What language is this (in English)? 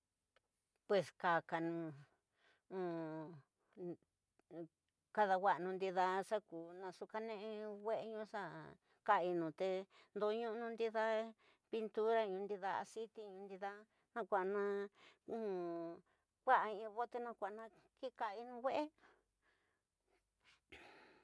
Tidaá Mixtec